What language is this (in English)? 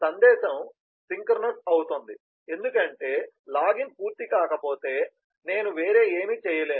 Telugu